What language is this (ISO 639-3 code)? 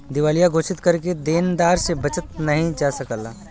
bho